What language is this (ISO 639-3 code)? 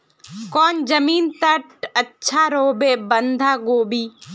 mag